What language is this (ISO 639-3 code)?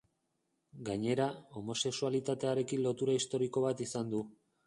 eus